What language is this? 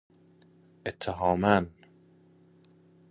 Persian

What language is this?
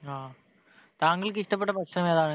Malayalam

